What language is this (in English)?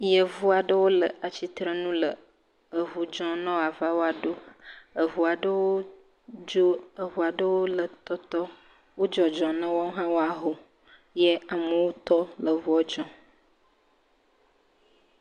Ewe